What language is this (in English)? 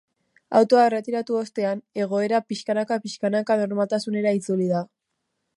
Basque